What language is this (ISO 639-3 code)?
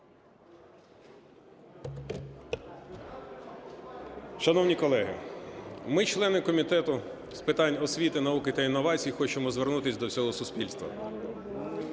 ukr